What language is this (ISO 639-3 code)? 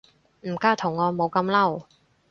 yue